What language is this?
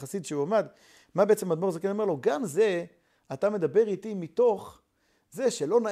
Hebrew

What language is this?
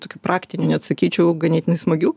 Lithuanian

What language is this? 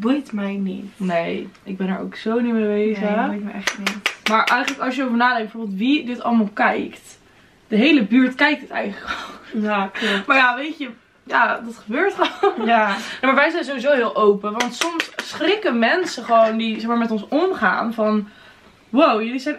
Dutch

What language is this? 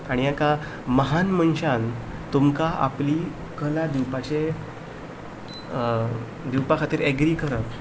Konkani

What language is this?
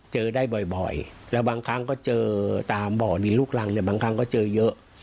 Thai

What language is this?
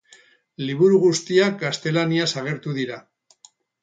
Basque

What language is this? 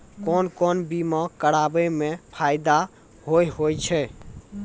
Maithili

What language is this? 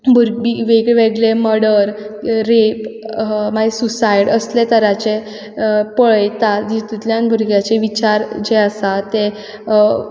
Konkani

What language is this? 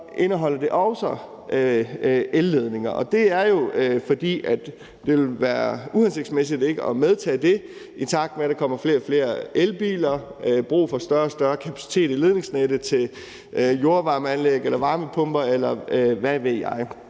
Danish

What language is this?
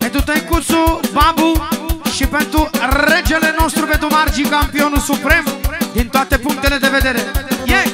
Romanian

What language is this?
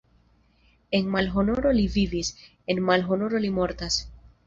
Esperanto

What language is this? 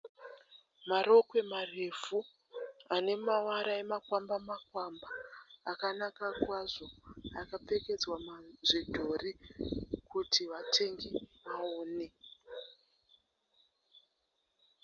Shona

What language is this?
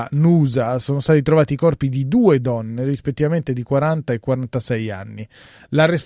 Italian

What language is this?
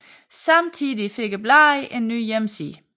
Danish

